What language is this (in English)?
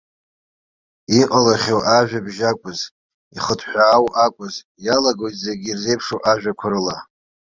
Abkhazian